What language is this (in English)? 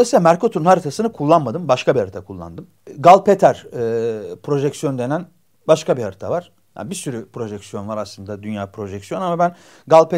Turkish